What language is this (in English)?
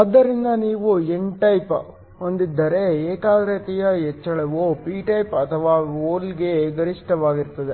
Kannada